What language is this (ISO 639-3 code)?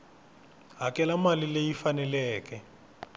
tso